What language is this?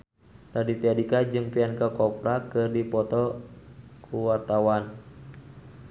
Sundanese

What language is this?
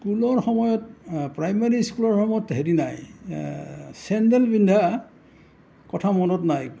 Assamese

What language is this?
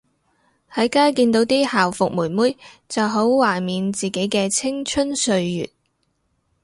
Cantonese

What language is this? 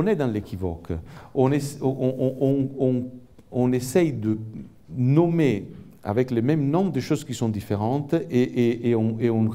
French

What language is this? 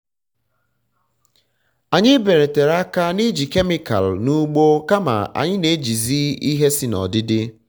Igbo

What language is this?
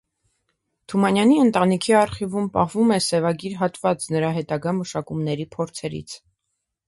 Armenian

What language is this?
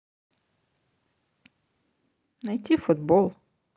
Russian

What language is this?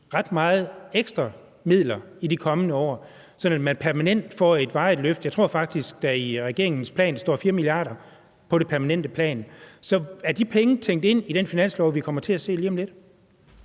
Danish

